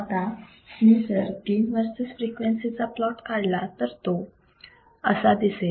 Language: Marathi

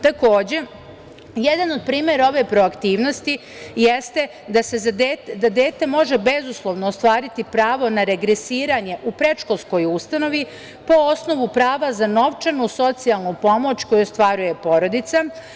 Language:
Serbian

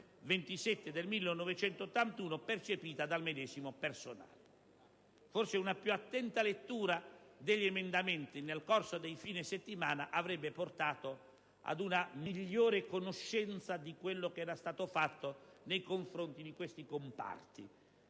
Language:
Italian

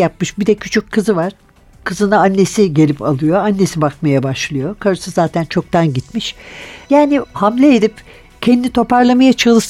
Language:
Turkish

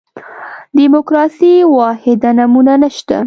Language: Pashto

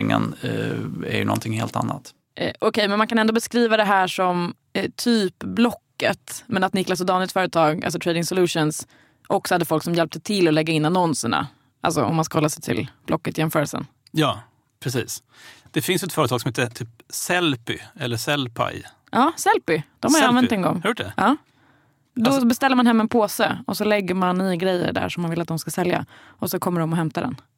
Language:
Swedish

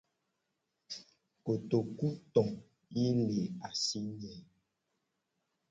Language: Gen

